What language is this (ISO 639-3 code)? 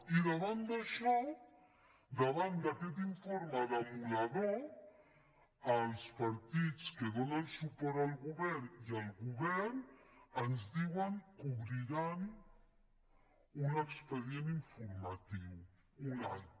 cat